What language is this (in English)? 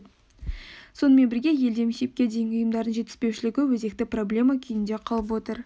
Kazakh